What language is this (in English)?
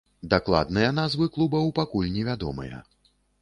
Belarusian